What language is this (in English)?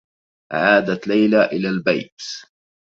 Arabic